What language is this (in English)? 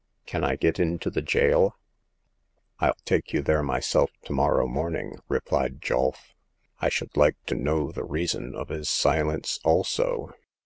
English